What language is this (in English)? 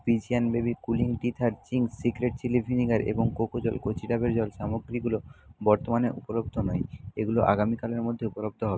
Bangla